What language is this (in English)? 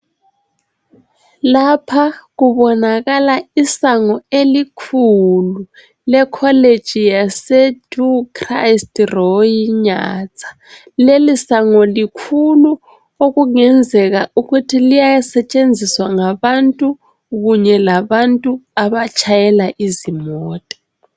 North Ndebele